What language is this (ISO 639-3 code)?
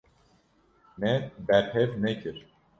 kur